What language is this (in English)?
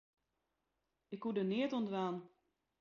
Western Frisian